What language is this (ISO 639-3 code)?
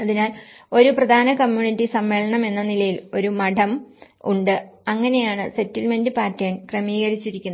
mal